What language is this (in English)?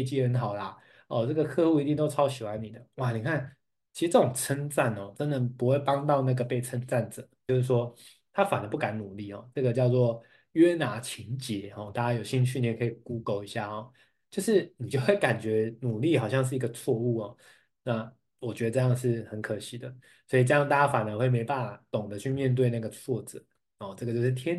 Chinese